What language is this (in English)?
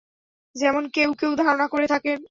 Bangla